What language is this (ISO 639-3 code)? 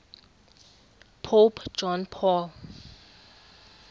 xho